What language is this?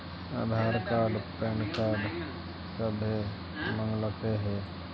Magahi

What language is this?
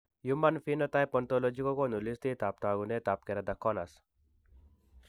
Kalenjin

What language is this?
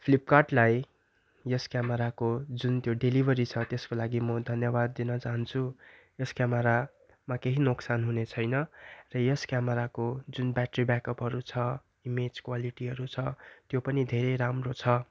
Nepali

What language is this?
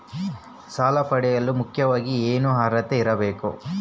Kannada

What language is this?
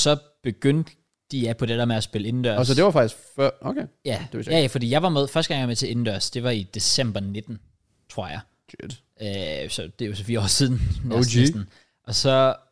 Danish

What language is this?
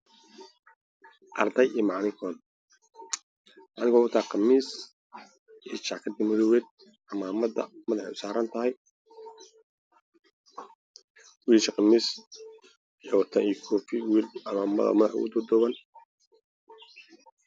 Somali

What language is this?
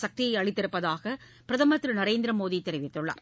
Tamil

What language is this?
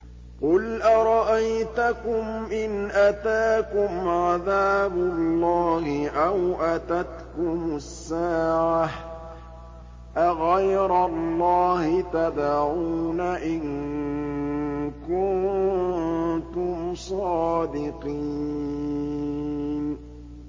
Arabic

